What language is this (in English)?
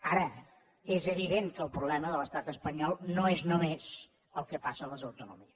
Catalan